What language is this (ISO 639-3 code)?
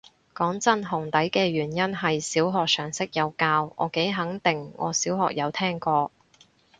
yue